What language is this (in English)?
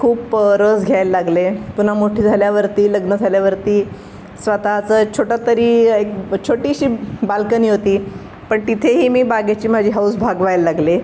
Marathi